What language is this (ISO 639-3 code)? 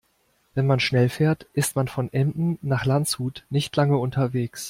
deu